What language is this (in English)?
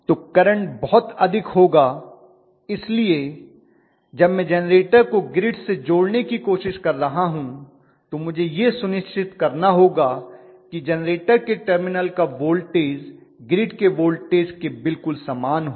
Hindi